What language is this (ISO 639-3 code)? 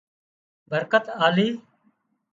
kxp